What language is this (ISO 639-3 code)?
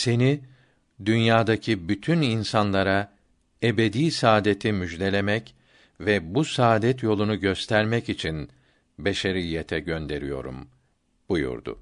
tur